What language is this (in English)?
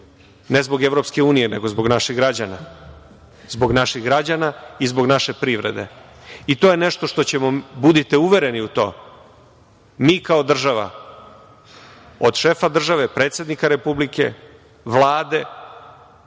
Serbian